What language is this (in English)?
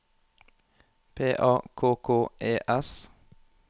Norwegian